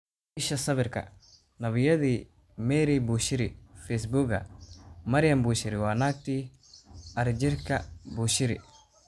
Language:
Somali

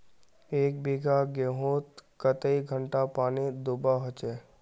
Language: Magahi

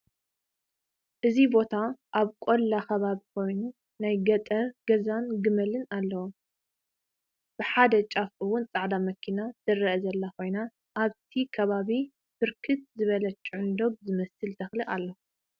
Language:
Tigrinya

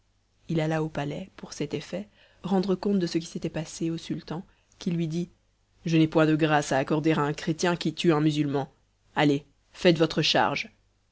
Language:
French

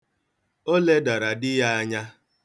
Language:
Igbo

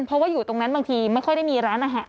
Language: Thai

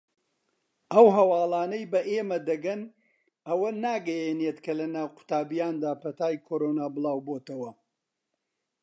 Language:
Central Kurdish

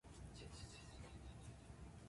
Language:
Indonesian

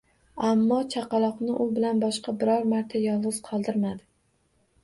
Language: Uzbek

